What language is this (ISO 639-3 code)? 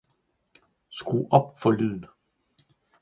dan